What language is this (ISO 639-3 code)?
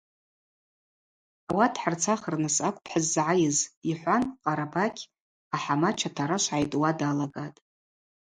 abq